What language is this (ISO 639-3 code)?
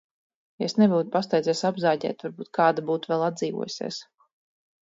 lav